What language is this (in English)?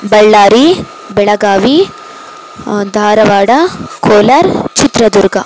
Kannada